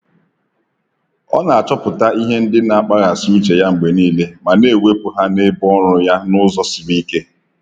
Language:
Igbo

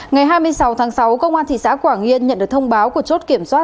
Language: Vietnamese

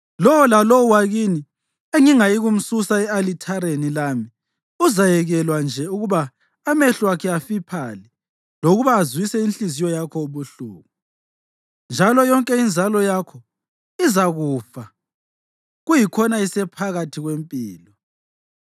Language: North Ndebele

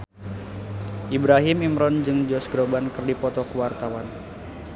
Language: Sundanese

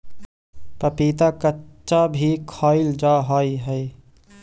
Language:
Magahi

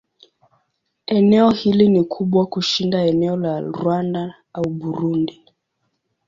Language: Swahili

